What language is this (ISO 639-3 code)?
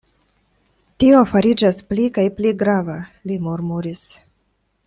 epo